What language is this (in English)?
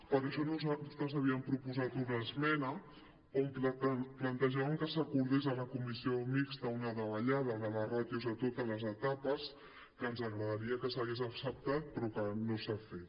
Catalan